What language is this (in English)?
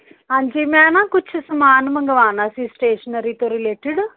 Punjabi